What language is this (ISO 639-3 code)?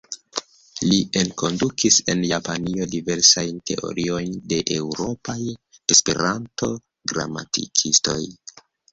epo